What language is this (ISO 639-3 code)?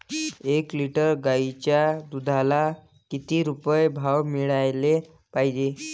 mar